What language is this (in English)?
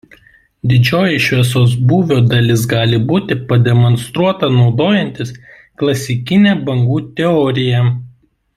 Lithuanian